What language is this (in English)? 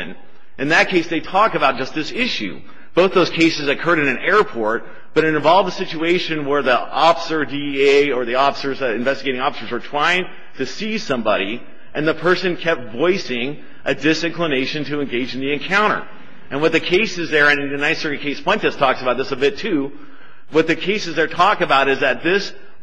English